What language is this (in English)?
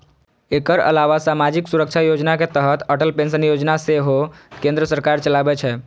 Maithili